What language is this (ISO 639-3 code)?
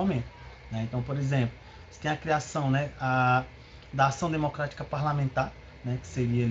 por